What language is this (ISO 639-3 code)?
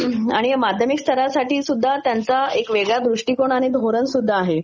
mar